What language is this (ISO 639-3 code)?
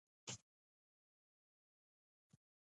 pus